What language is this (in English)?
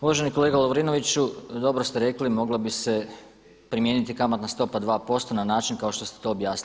Croatian